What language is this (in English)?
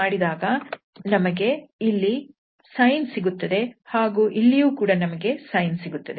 Kannada